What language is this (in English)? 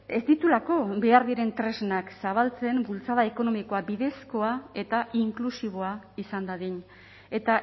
Basque